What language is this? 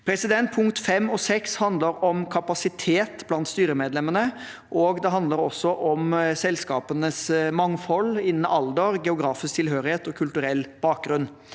Norwegian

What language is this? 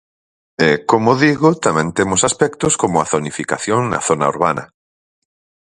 Galician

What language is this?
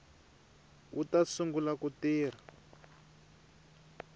Tsonga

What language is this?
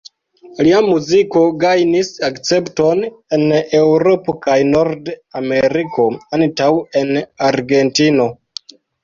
Esperanto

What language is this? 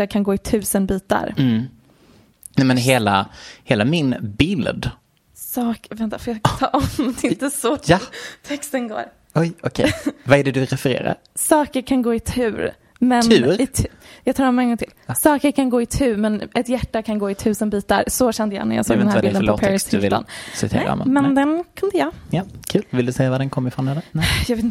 Swedish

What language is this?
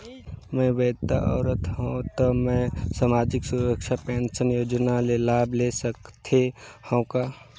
Chhattisgarhi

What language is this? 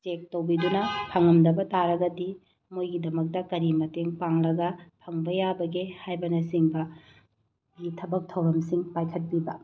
Manipuri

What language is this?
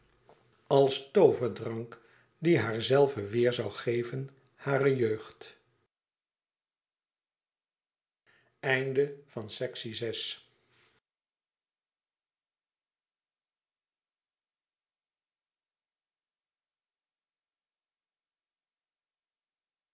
Dutch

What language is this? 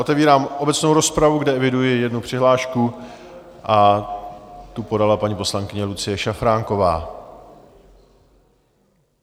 Czech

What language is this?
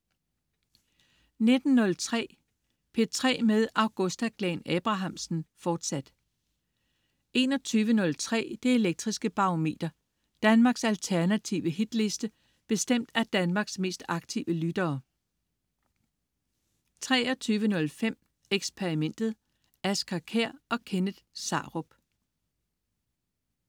Danish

